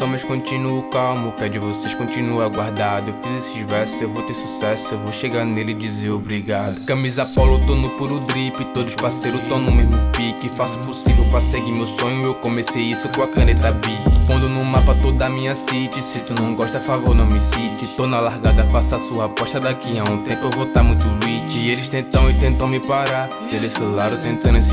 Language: Portuguese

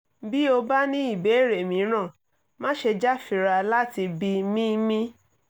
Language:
Yoruba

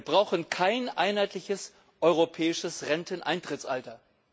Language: German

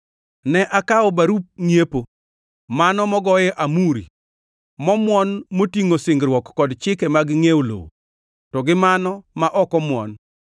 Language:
Luo (Kenya and Tanzania)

